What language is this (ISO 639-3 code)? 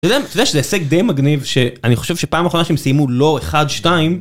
heb